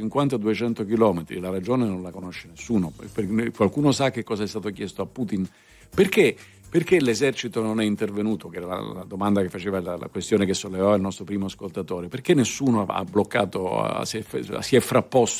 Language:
Italian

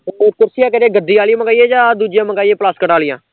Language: Punjabi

